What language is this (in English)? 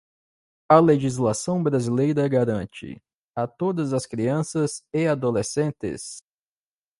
Portuguese